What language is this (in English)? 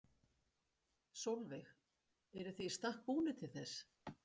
Icelandic